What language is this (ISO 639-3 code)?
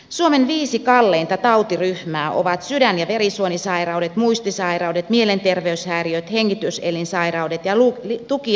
fin